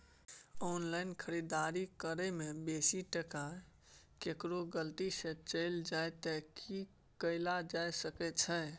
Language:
Maithili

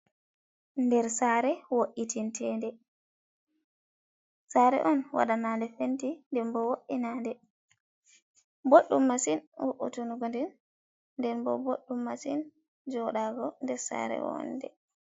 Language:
Fula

